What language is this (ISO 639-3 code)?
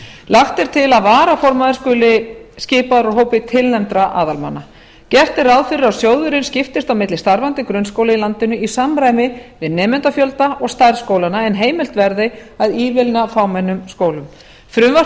isl